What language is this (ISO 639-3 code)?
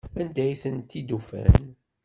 kab